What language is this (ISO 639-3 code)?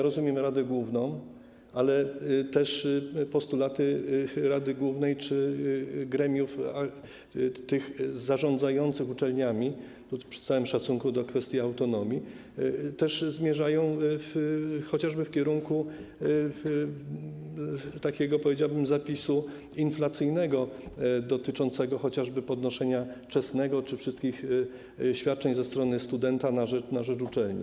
pol